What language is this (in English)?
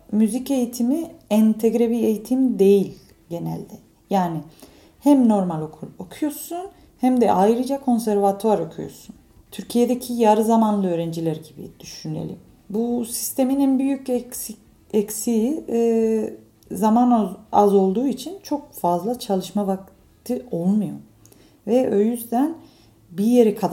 Turkish